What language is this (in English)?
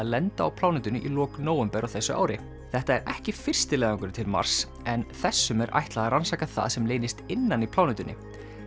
Icelandic